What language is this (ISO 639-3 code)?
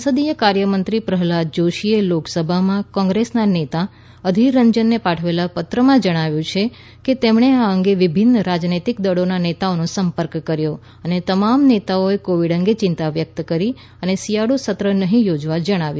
guj